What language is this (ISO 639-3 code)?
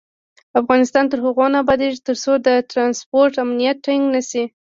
pus